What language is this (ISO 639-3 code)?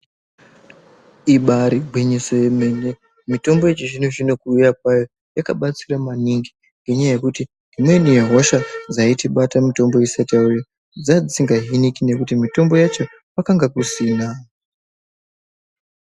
ndc